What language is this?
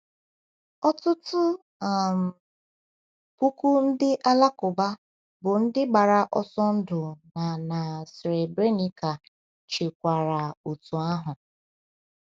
Igbo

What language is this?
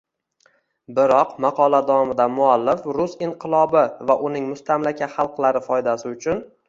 Uzbek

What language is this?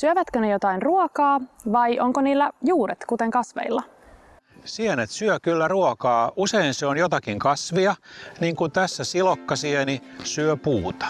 Finnish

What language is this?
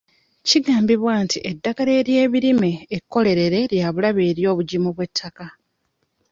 Ganda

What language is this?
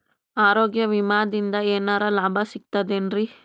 Kannada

